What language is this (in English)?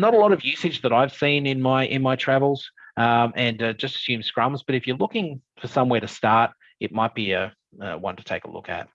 English